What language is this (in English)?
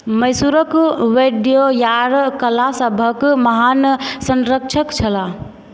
Maithili